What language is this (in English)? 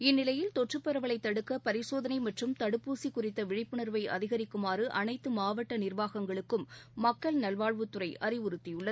Tamil